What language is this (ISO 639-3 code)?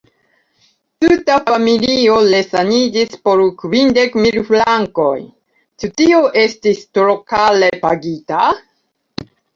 epo